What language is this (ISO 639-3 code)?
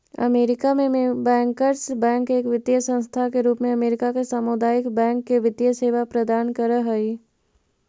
mag